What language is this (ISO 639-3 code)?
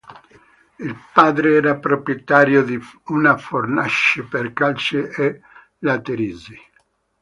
ita